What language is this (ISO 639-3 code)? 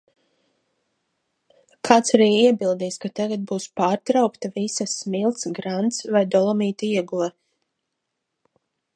lav